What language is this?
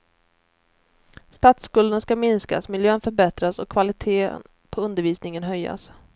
Swedish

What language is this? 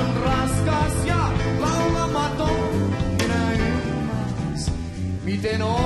Finnish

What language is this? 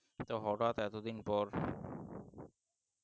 Bangla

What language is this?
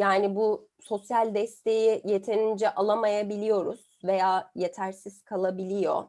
Turkish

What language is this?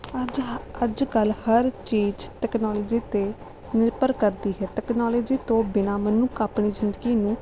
Punjabi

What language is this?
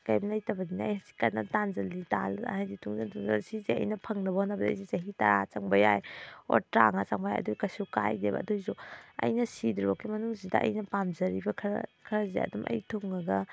Manipuri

